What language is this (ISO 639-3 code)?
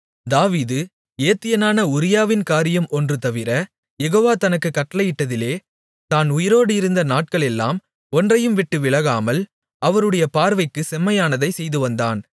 tam